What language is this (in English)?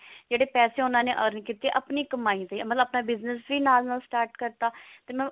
Punjabi